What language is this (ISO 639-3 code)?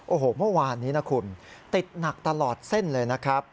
tha